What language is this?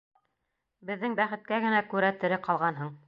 Bashkir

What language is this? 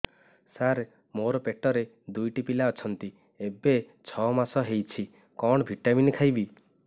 Odia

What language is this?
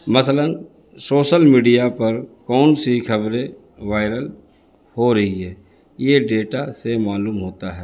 Urdu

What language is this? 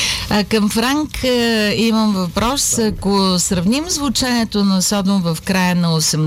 Bulgarian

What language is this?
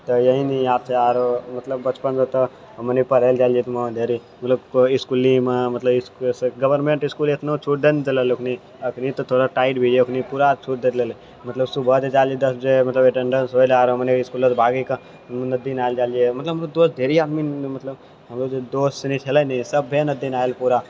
Maithili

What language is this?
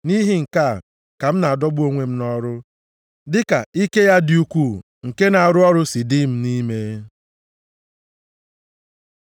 Igbo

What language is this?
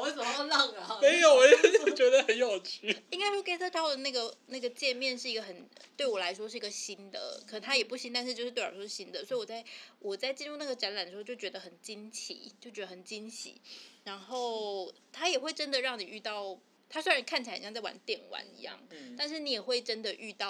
Chinese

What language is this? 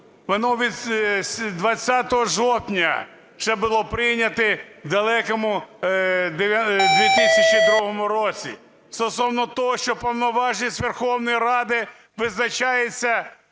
Ukrainian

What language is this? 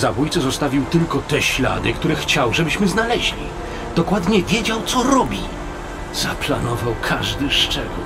Polish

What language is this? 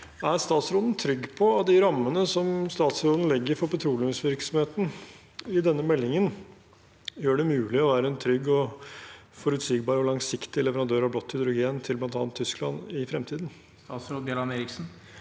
Norwegian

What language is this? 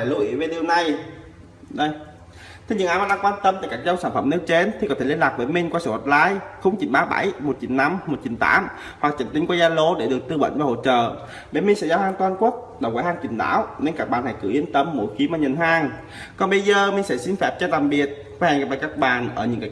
Vietnamese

